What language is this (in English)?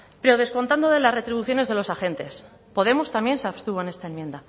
Spanish